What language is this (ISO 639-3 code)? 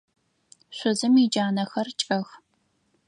ady